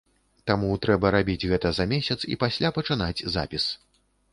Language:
Belarusian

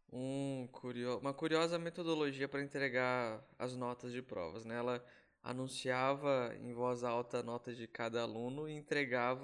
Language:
Portuguese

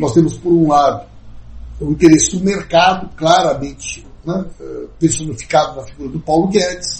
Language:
Portuguese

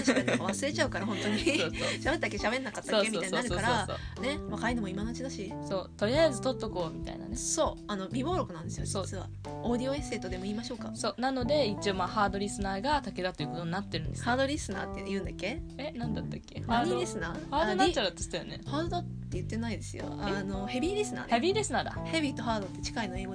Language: Japanese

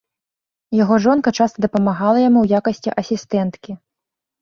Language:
Belarusian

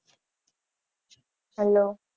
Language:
Gujarati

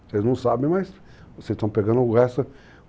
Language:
Portuguese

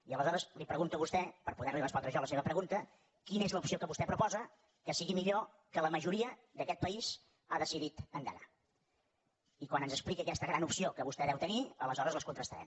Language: Catalan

